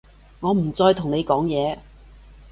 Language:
Cantonese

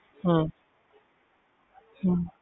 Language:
Punjabi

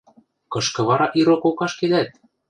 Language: Western Mari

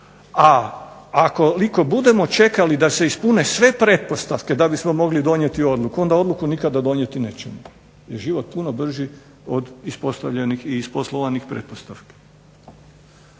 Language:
Croatian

